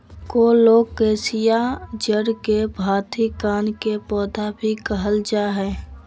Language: Magahi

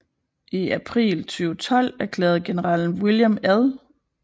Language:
Danish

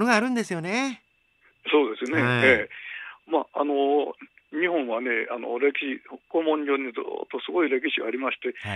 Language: Japanese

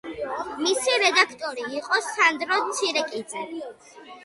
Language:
Georgian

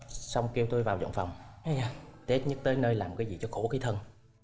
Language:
Vietnamese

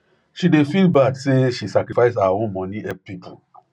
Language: Nigerian Pidgin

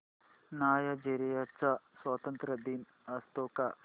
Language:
Marathi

